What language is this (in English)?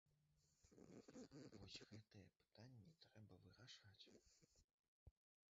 Belarusian